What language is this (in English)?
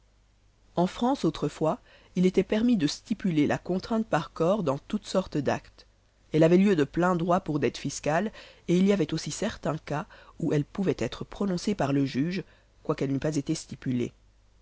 French